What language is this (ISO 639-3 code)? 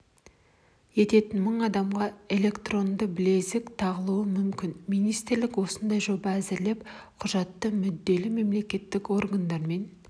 kaz